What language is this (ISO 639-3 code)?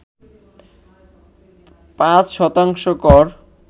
ben